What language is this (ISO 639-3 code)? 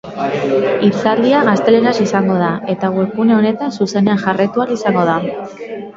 eus